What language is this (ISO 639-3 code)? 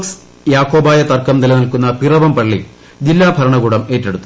mal